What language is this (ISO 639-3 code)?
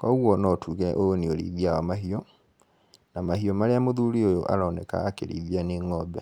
kik